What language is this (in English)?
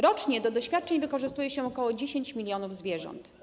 Polish